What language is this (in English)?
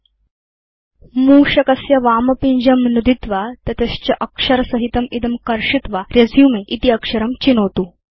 Sanskrit